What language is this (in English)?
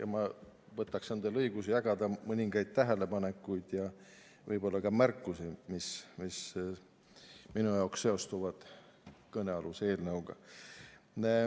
Estonian